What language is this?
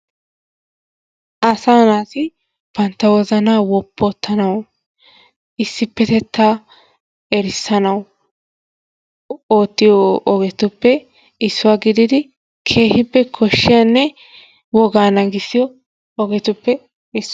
Wolaytta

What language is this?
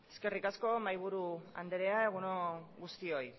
Basque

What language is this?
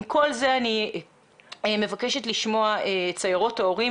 Hebrew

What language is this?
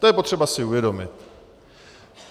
Czech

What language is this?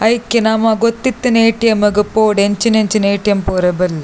Tulu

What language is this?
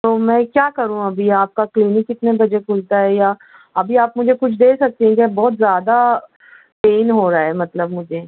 Urdu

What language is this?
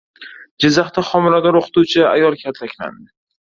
Uzbek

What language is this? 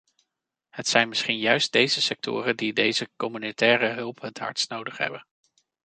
Dutch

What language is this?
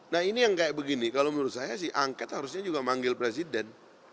Indonesian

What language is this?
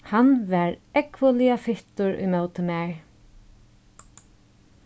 Faroese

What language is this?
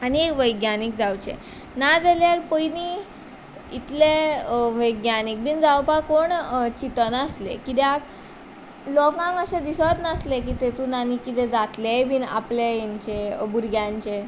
Konkani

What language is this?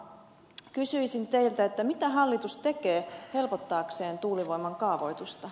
Finnish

